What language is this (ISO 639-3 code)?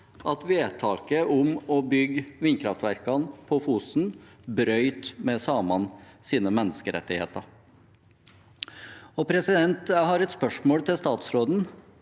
nor